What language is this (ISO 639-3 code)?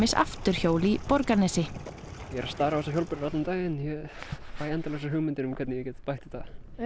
isl